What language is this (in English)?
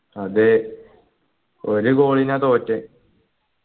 Malayalam